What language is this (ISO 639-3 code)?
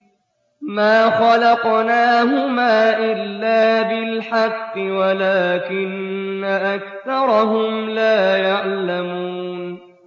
ara